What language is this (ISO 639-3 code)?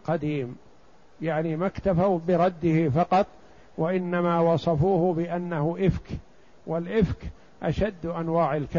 ara